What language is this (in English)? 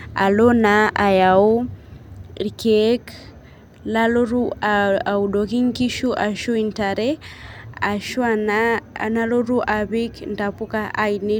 Masai